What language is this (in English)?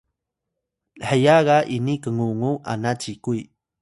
Atayal